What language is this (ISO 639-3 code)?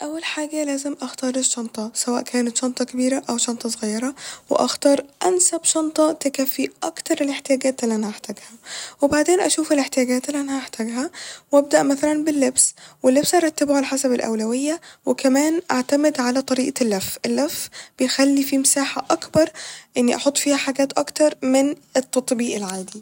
arz